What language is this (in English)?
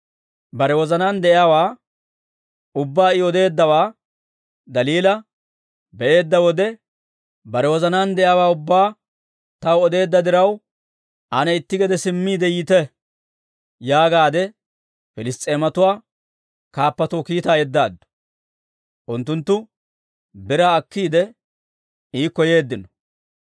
Dawro